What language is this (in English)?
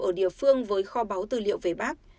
Vietnamese